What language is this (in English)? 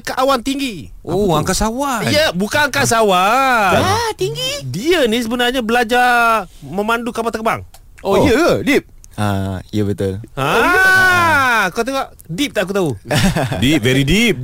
Malay